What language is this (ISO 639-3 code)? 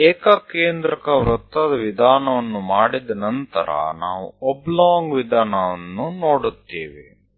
kan